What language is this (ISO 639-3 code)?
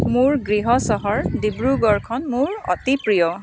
asm